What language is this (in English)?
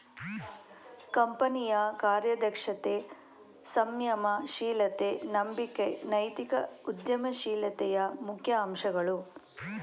Kannada